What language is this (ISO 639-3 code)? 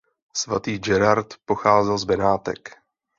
ces